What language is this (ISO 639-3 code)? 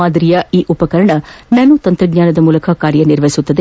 kan